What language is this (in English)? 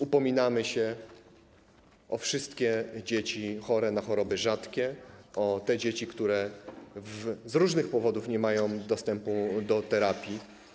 Polish